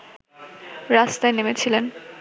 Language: Bangla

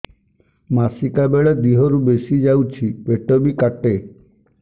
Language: Odia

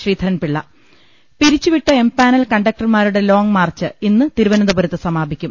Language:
Malayalam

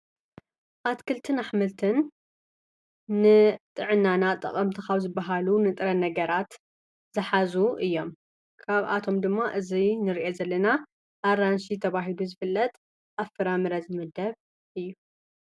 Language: Tigrinya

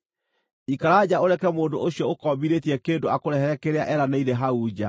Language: Kikuyu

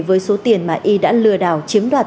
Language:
Vietnamese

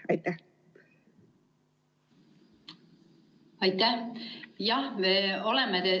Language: Estonian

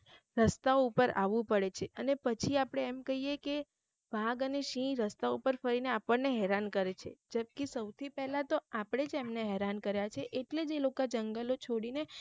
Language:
Gujarati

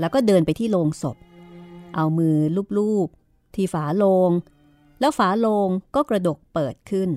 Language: Thai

